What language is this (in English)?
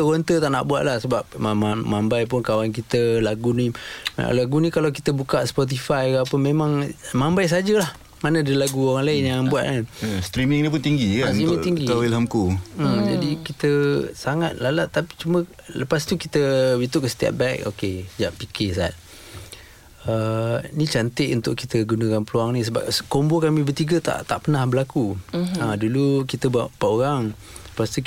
Malay